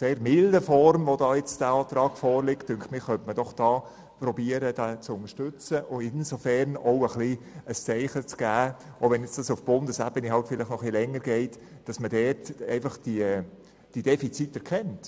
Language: Swiss German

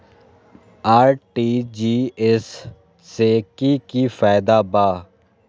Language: Magahi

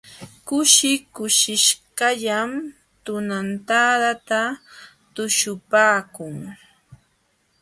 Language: Jauja Wanca Quechua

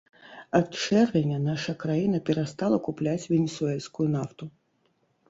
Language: Belarusian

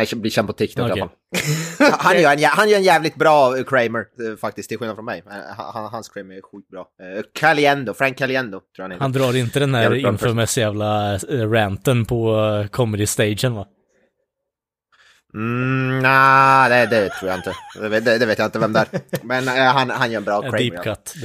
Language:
Swedish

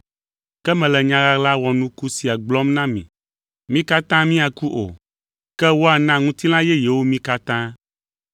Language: Ewe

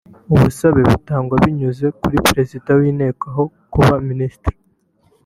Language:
Kinyarwanda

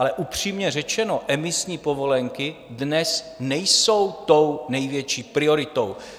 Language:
Czech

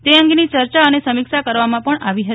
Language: Gujarati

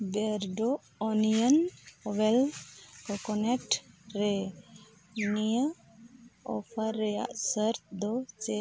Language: Santali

